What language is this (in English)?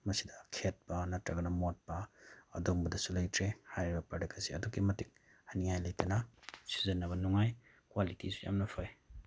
Manipuri